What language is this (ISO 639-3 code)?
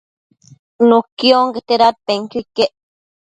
mcf